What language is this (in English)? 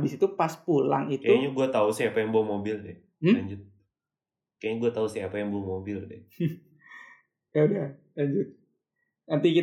Indonesian